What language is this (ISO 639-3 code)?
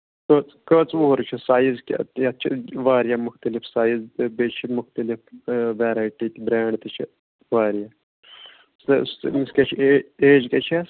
kas